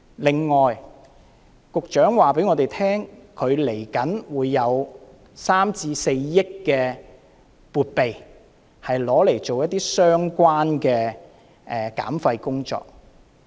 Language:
Cantonese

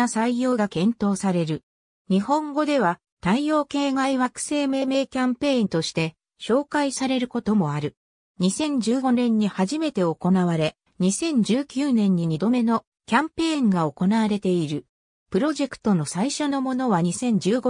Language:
Japanese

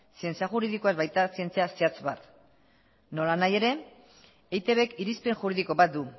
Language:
Basque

